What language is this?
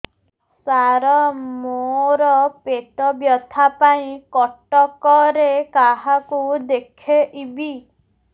Odia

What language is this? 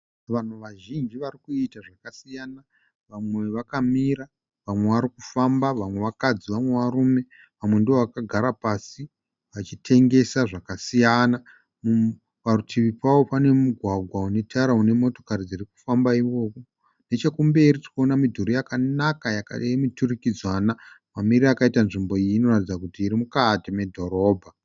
Shona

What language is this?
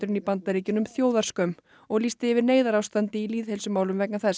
Icelandic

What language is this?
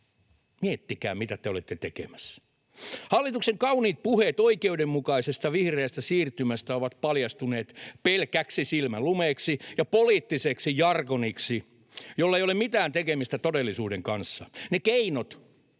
Finnish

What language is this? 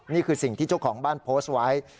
Thai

